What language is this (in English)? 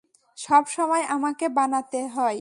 Bangla